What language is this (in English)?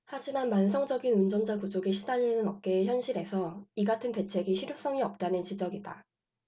Korean